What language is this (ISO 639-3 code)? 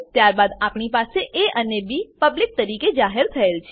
guj